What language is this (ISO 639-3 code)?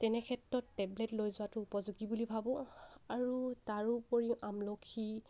asm